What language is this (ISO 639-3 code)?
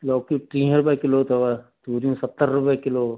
snd